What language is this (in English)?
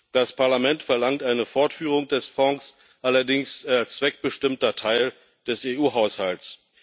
German